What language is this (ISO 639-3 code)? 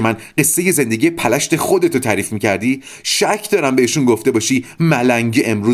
fas